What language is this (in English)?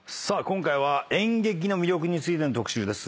Japanese